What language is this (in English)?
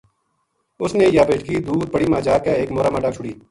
Gujari